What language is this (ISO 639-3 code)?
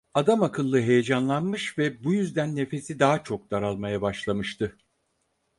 tur